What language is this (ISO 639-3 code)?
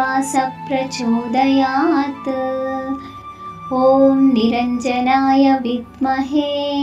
hin